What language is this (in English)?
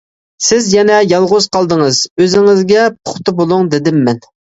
Uyghur